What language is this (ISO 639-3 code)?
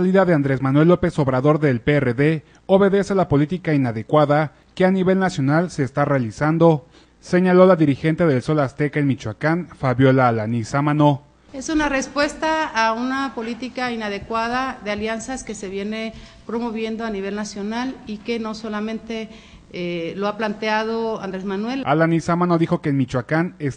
spa